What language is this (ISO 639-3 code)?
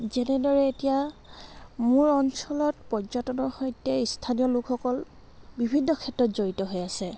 asm